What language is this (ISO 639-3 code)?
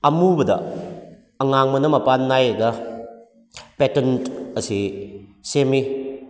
mni